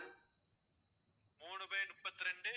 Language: Tamil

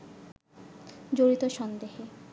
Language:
Bangla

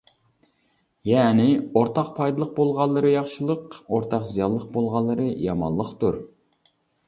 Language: Uyghur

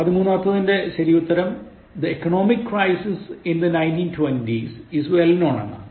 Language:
Malayalam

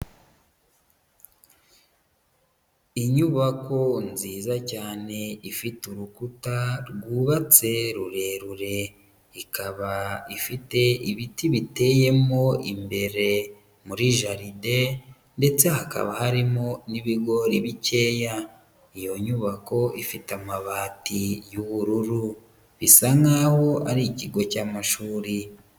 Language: Kinyarwanda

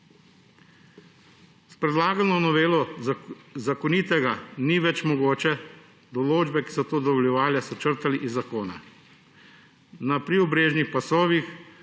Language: Slovenian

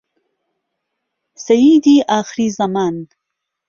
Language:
Central Kurdish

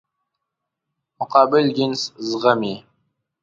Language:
Pashto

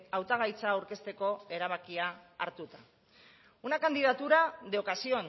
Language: Basque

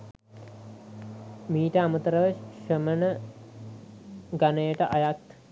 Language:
Sinhala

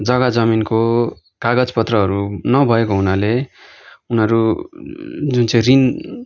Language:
Nepali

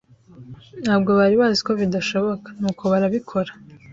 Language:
Kinyarwanda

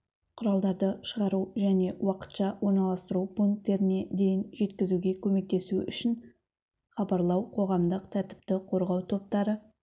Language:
Kazakh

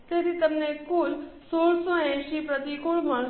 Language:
Gujarati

